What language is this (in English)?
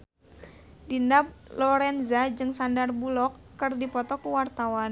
Sundanese